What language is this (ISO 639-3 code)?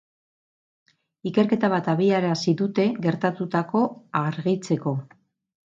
eus